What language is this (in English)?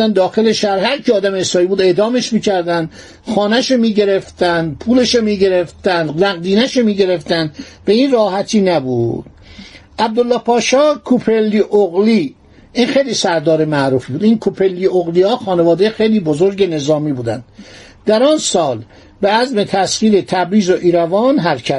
Persian